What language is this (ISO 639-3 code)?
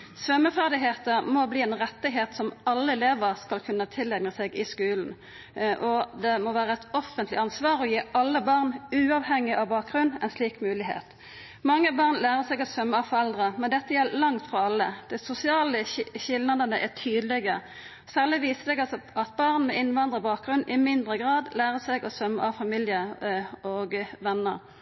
nno